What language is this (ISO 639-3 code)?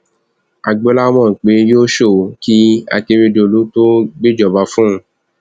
yor